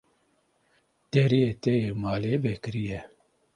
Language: Kurdish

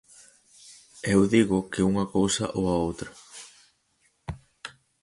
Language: Galician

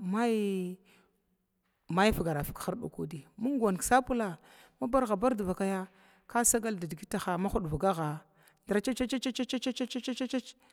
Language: Glavda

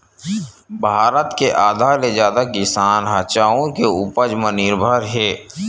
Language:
Chhattisgarhi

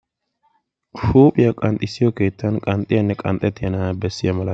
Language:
Wolaytta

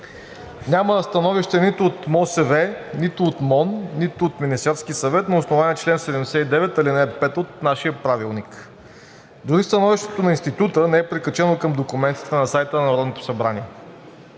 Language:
Bulgarian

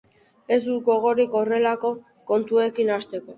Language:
Basque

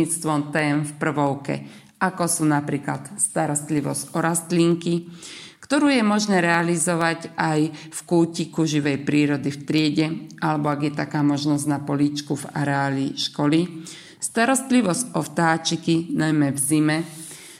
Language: Slovak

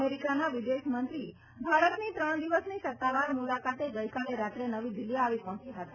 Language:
Gujarati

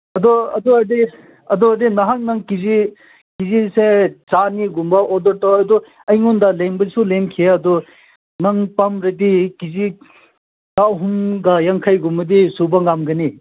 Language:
Manipuri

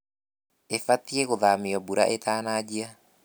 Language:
Kikuyu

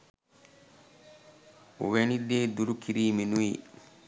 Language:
Sinhala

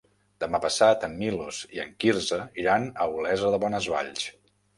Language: Catalan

